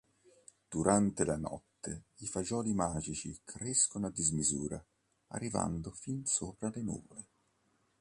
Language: Italian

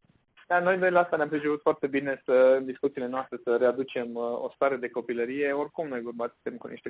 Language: Romanian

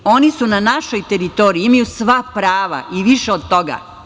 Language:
Serbian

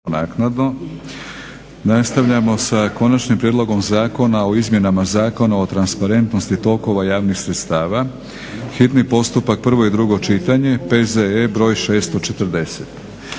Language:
Croatian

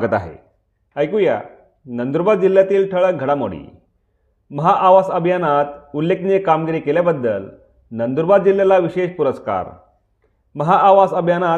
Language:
Marathi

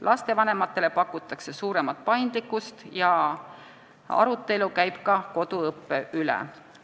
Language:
Estonian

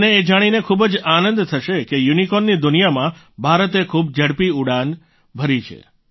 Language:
Gujarati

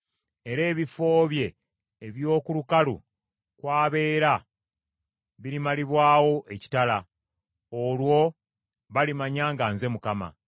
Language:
Ganda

